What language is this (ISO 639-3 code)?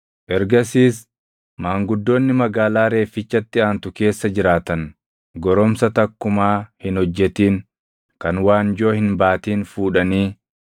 orm